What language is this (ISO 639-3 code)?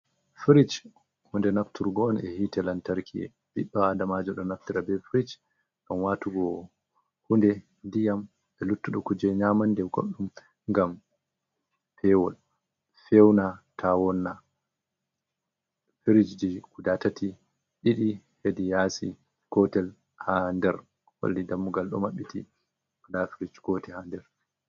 ful